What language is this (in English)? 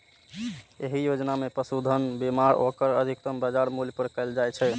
Maithili